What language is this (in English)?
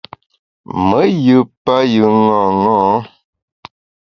Bamun